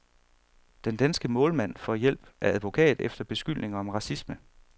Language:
Danish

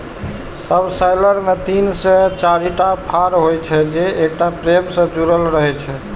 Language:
Maithili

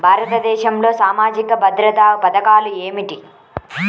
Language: Telugu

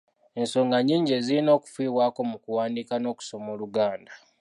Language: Ganda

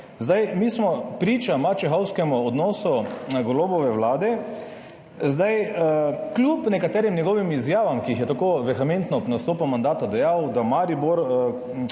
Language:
Slovenian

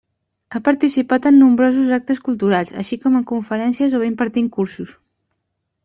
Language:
Catalan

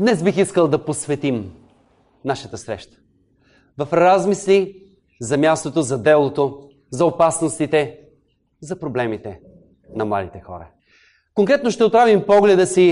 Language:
Bulgarian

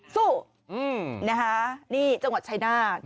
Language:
Thai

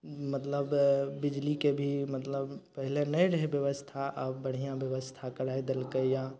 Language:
Maithili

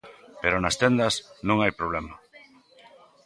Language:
Galician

